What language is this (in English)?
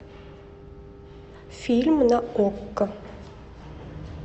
Russian